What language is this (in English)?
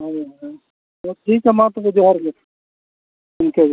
Santali